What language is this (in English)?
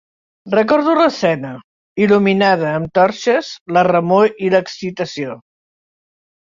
Catalan